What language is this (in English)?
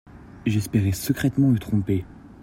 French